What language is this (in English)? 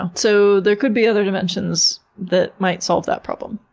English